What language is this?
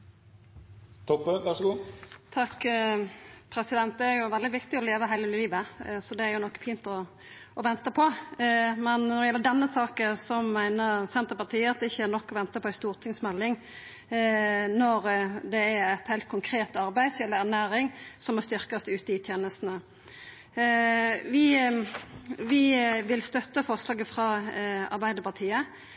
Norwegian Nynorsk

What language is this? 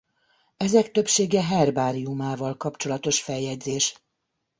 Hungarian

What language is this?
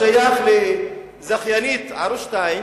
Hebrew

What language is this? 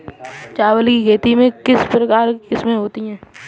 Hindi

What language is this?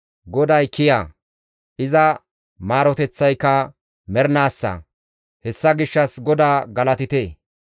Gamo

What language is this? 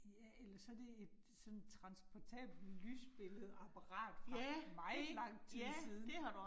Danish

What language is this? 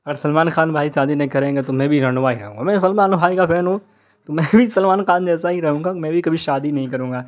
Urdu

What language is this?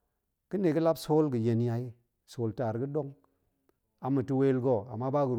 Goemai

